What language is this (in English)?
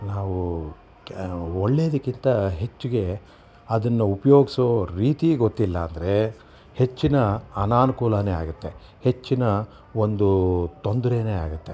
Kannada